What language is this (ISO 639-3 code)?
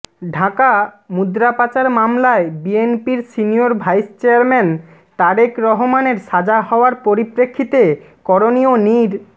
ben